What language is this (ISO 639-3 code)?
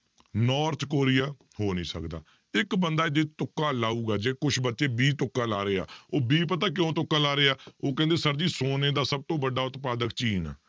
pan